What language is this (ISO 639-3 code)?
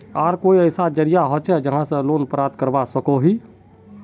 mag